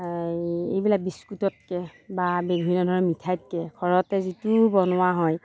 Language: Assamese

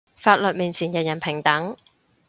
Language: Cantonese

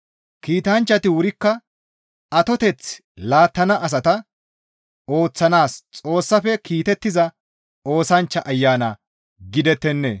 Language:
Gamo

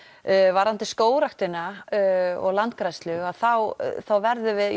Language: Icelandic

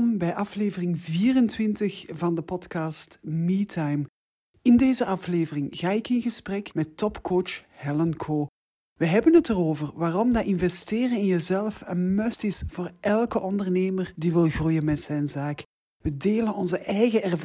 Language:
Dutch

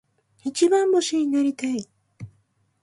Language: Japanese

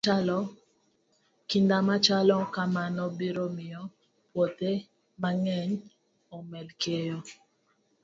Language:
Luo (Kenya and Tanzania)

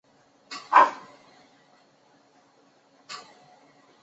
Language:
Chinese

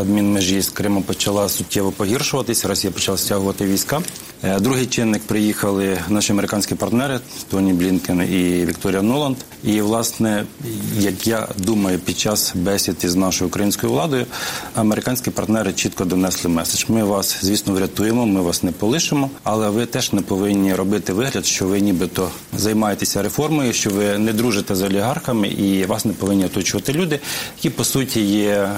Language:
Ukrainian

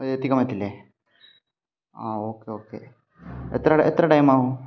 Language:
Malayalam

